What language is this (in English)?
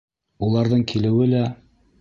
Bashkir